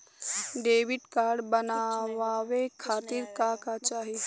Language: Bhojpuri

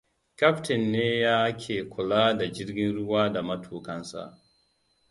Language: Hausa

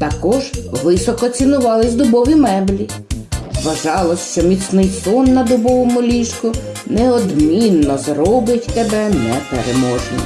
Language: Ukrainian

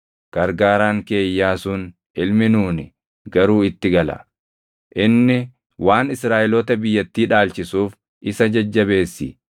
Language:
Oromo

